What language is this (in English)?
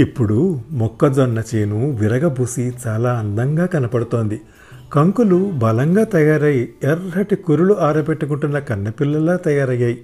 Telugu